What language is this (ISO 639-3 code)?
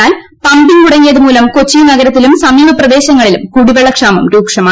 mal